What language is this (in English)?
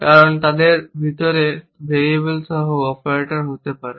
Bangla